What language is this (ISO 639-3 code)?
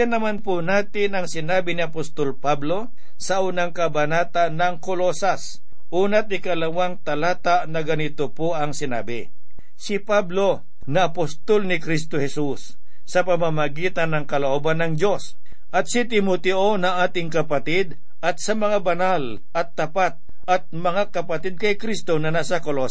fil